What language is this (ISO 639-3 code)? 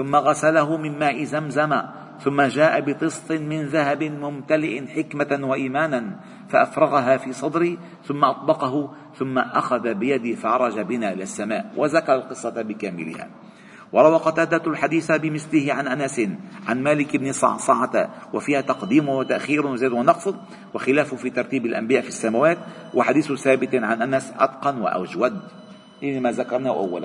ara